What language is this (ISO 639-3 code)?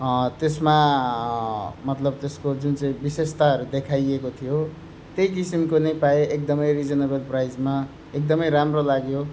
nep